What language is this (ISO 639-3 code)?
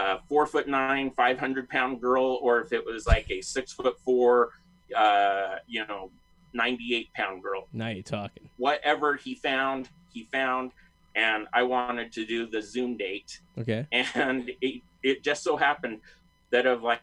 eng